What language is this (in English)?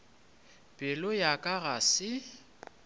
Northern Sotho